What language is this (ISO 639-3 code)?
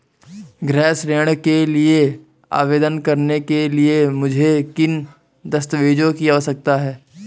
hin